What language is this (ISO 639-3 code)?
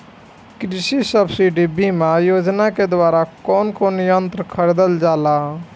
bho